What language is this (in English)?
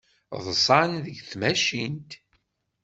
Kabyle